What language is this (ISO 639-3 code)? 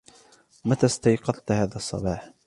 ara